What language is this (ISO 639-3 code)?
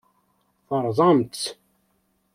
kab